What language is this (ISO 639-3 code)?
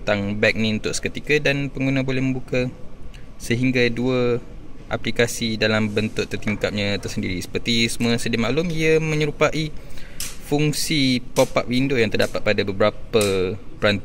msa